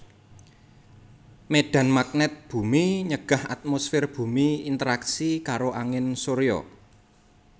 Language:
Javanese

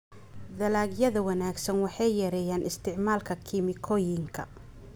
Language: Somali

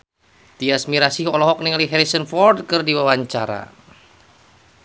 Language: Sundanese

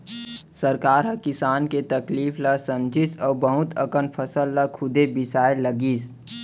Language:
Chhattisgarhi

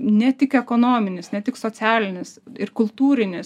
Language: Lithuanian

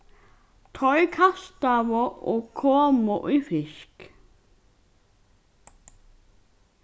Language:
Faroese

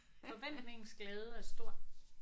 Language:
Danish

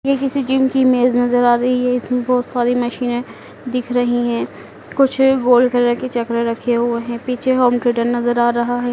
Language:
Hindi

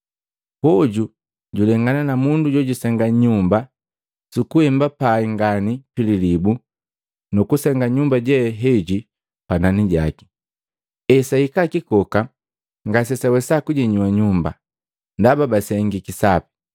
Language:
Matengo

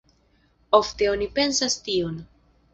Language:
Esperanto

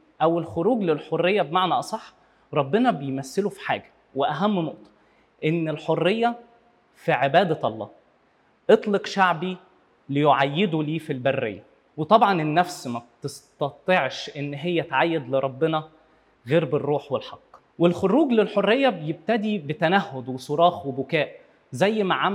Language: Arabic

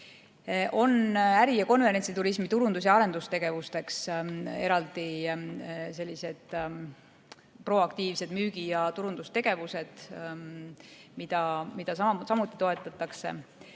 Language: Estonian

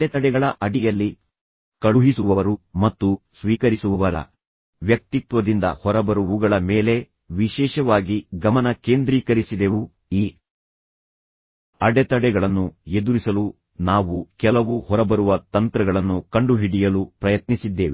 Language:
Kannada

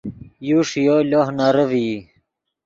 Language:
Yidgha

